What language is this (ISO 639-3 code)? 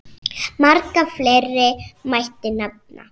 isl